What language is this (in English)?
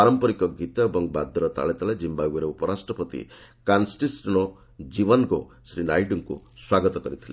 Odia